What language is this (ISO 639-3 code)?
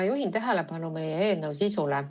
est